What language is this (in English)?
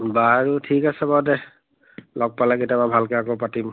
Assamese